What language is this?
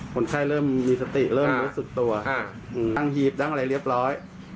Thai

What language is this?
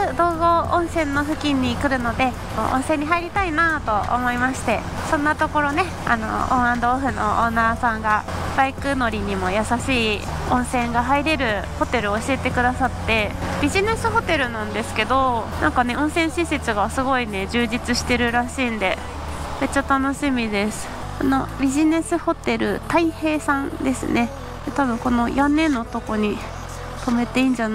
Japanese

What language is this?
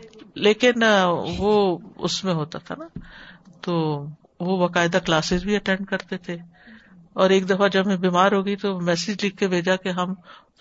Urdu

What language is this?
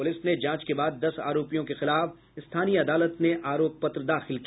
Hindi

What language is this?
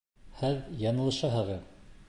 Bashkir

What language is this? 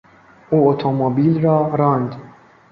Persian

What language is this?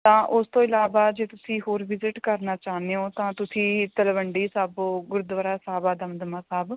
Punjabi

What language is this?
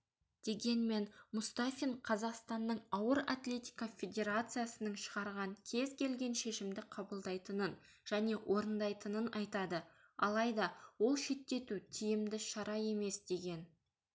Kazakh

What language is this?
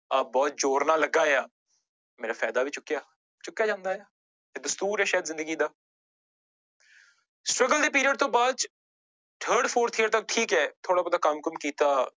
Punjabi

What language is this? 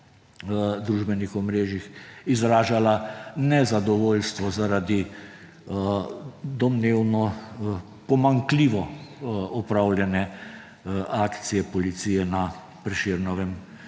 Slovenian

